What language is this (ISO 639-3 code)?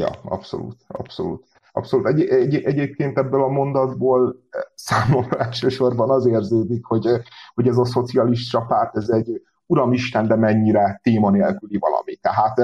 hun